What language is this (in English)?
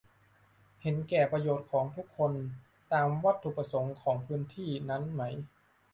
Thai